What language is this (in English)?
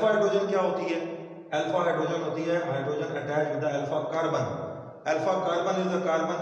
Hindi